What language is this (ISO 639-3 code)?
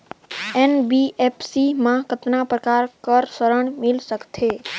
hne